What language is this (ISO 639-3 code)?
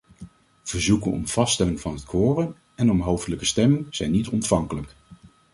nld